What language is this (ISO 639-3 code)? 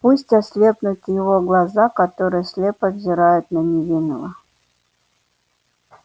rus